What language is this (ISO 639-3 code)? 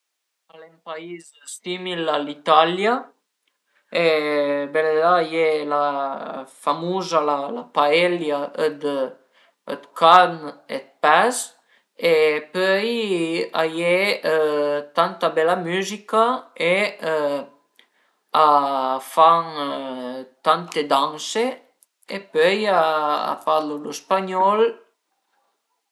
pms